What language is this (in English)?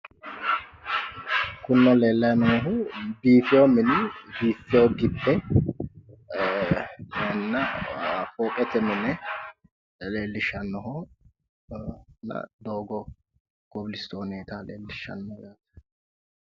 Sidamo